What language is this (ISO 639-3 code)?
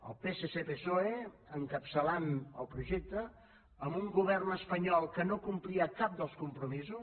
cat